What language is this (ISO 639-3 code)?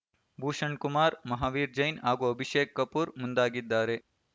kan